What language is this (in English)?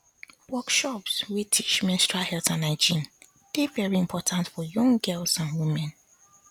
Nigerian Pidgin